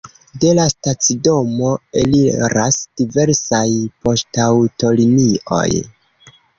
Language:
Esperanto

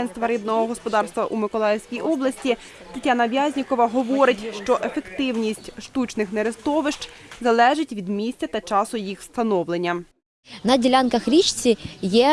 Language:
Ukrainian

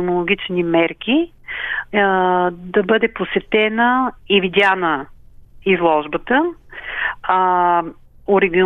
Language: Bulgarian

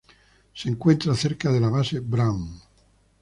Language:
Spanish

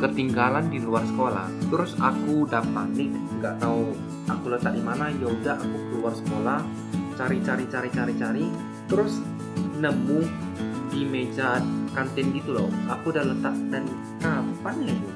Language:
Indonesian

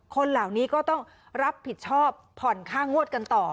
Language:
Thai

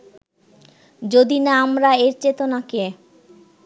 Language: Bangla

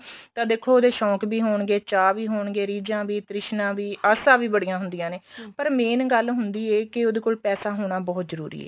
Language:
Punjabi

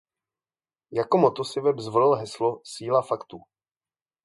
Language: Czech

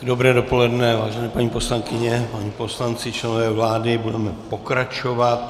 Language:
Czech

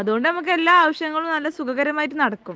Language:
Malayalam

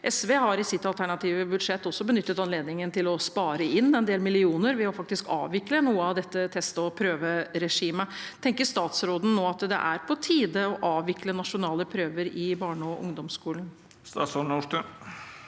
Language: Norwegian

